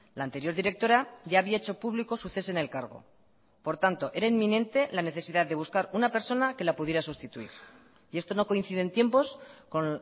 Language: Spanish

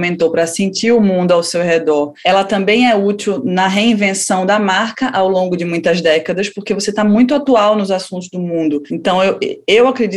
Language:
Portuguese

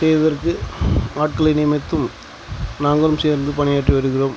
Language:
Tamil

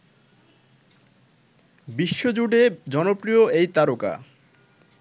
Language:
Bangla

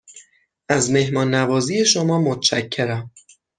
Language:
Persian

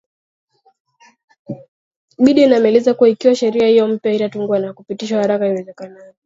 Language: Swahili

